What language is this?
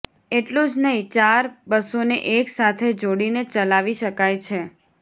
Gujarati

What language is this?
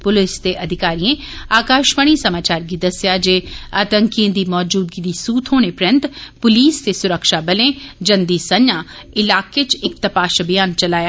Dogri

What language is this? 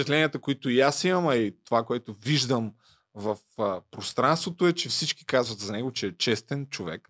Bulgarian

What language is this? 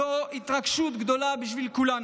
Hebrew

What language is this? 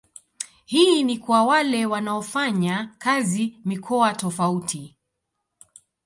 Swahili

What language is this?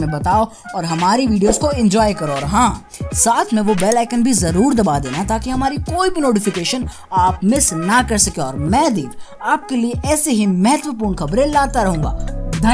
Hindi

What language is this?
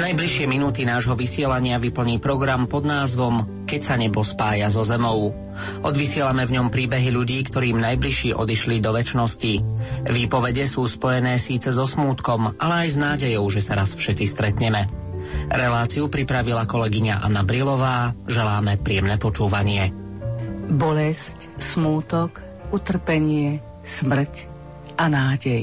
Slovak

